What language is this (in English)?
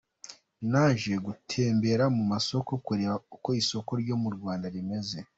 Kinyarwanda